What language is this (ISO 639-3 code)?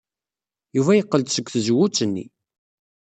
kab